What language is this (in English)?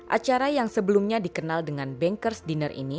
Indonesian